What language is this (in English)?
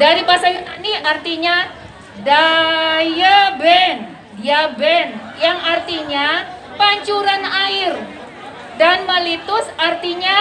Indonesian